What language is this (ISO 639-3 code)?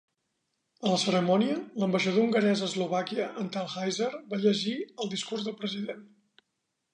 cat